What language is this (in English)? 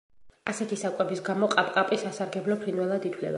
Georgian